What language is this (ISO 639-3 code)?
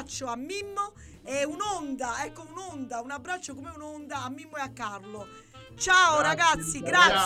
ita